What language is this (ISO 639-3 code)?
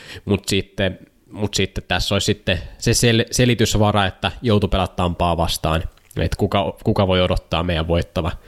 fin